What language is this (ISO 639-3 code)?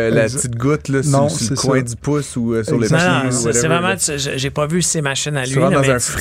fra